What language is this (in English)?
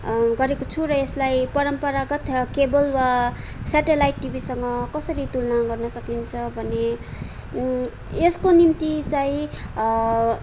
Nepali